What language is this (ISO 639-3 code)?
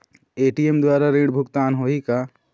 hne